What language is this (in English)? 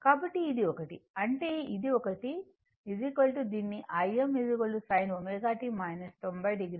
Telugu